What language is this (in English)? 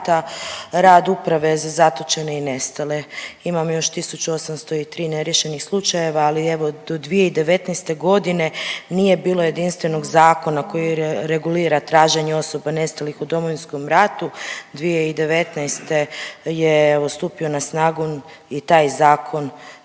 Croatian